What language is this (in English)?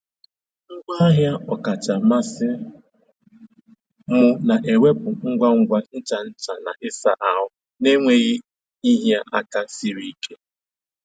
Igbo